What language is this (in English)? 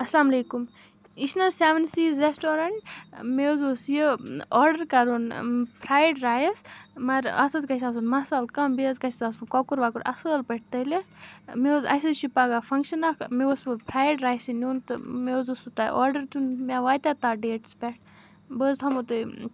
Kashmiri